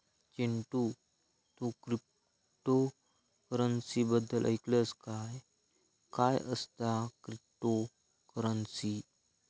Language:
Marathi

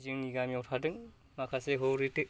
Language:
Bodo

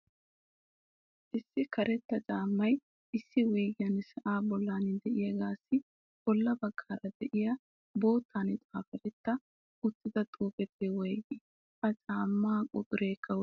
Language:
Wolaytta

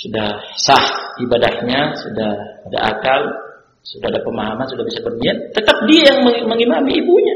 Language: Indonesian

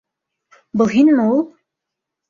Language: Bashkir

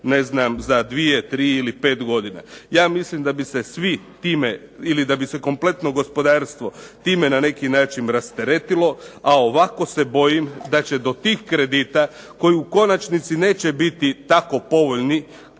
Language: Croatian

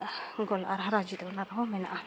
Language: Santali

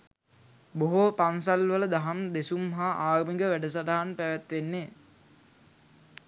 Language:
Sinhala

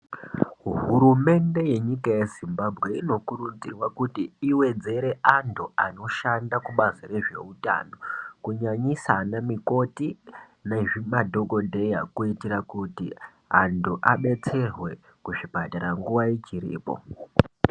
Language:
Ndau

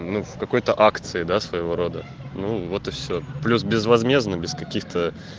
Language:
Russian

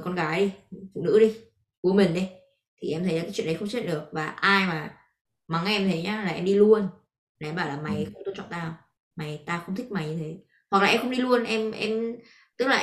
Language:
Vietnamese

